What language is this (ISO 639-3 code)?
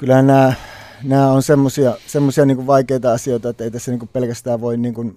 fin